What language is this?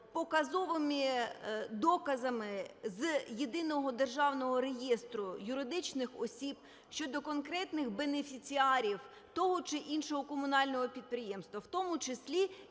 Ukrainian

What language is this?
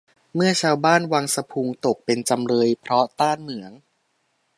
Thai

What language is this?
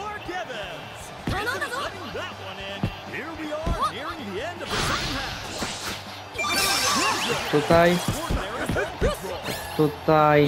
Polish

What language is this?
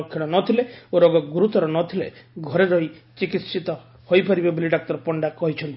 Odia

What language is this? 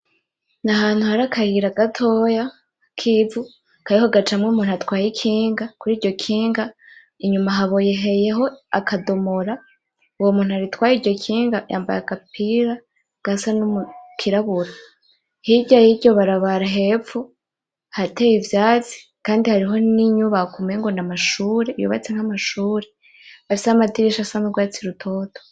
Rundi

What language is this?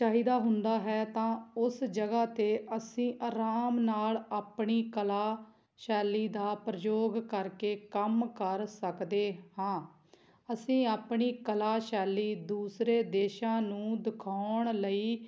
Punjabi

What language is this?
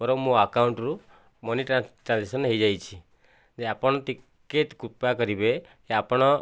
Odia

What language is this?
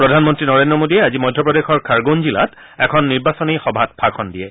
Assamese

